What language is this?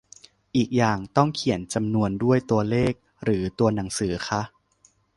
Thai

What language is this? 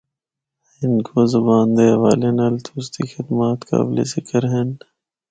Northern Hindko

